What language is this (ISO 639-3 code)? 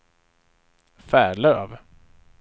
swe